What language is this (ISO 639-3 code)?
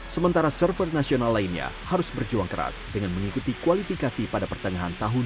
ind